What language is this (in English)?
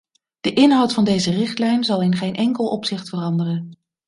Dutch